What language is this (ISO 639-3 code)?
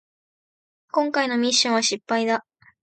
jpn